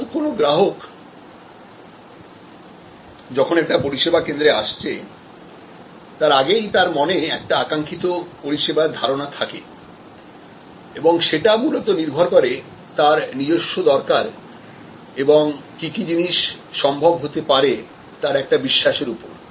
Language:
Bangla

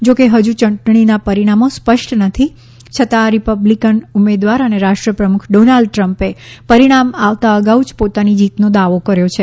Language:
Gujarati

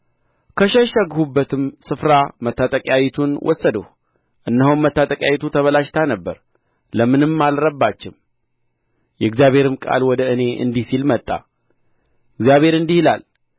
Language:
Amharic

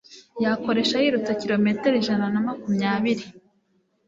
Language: Kinyarwanda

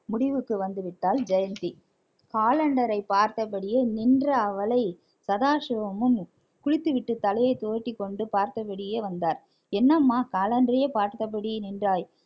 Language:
Tamil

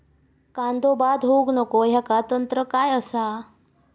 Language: Marathi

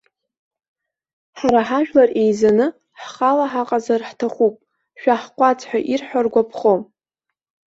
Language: Abkhazian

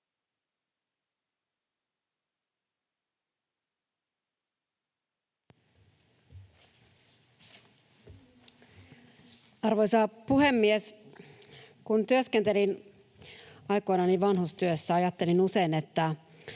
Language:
Finnish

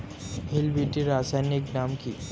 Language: Bangla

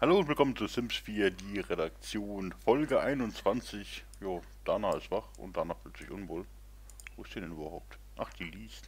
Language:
German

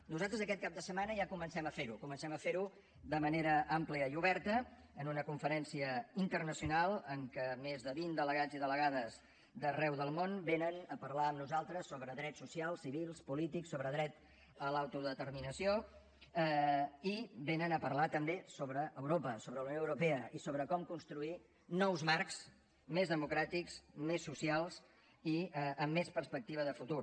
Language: Catalan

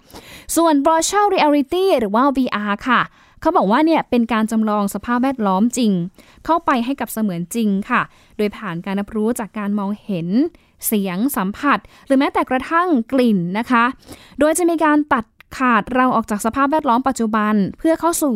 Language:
Thai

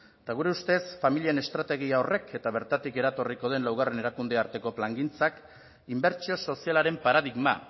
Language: Basque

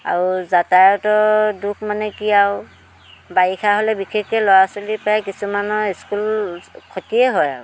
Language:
Assamese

